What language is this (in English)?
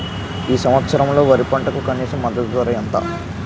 Telugu